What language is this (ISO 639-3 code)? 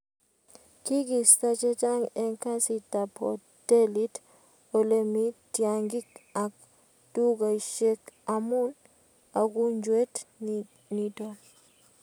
kln